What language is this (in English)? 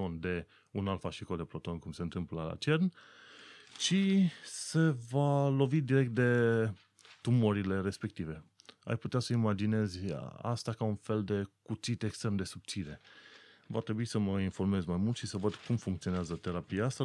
Romanian